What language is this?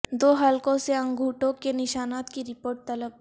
Urdu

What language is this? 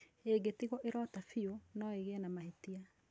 Kikuyu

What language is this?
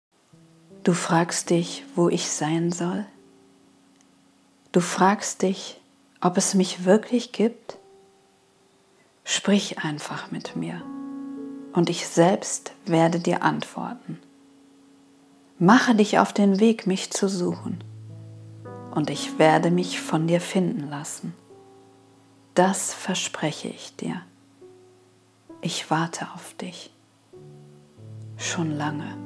German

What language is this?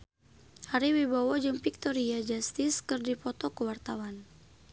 Sundanese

